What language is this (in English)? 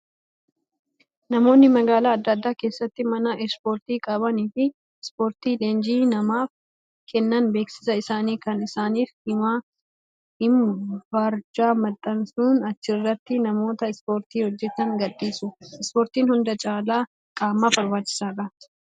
Oromo